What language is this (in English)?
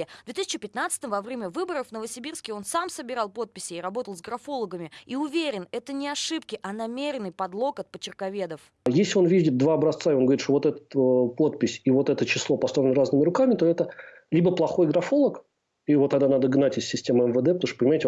Russian